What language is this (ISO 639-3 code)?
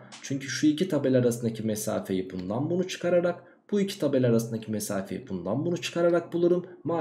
tur